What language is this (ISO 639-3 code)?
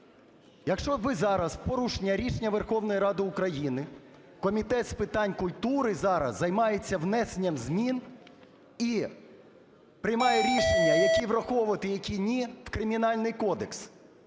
ukr